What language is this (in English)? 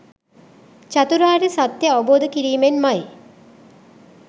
Sinhala